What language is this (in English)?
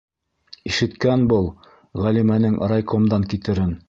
Bashkir